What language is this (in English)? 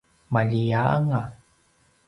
Paiwan